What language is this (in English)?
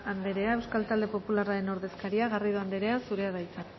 Basque